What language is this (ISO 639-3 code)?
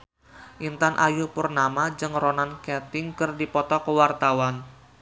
sun